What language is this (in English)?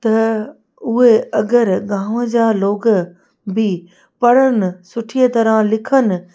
Sindhi